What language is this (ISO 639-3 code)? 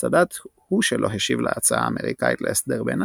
heb